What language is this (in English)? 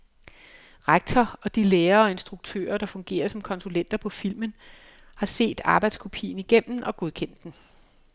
Danish